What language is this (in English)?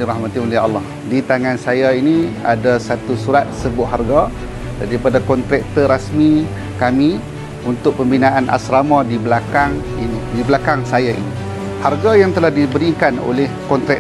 Malay